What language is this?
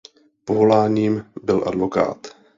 Czech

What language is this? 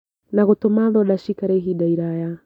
Kikuyu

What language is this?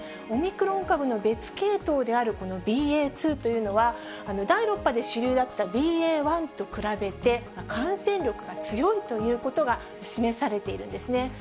Japanese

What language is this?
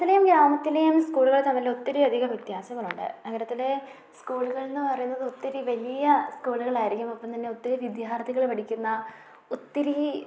Malayalam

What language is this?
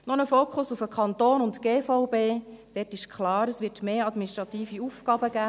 Swiss German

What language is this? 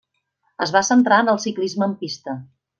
Catalan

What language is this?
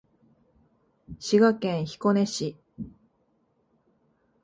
Japanese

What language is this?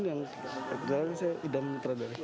Indonesian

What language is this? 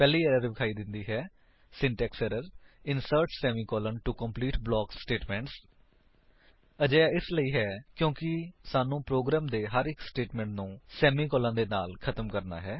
Punjabi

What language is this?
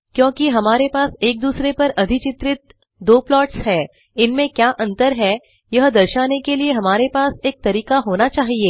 Hindi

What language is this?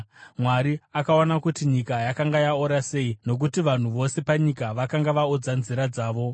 Shona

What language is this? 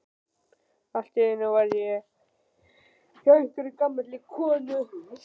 Icelandic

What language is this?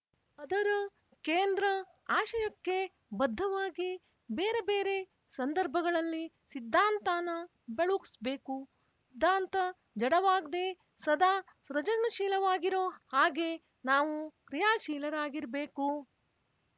Kannada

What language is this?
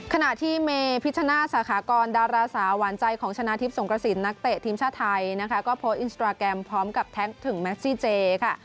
Thai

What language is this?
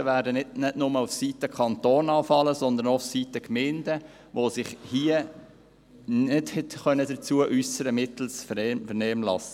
Swiss German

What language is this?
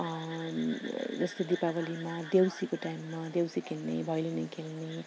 Nepali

